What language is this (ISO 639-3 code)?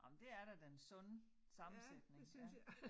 dan